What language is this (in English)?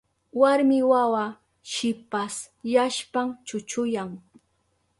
Southern Pastaza Quechua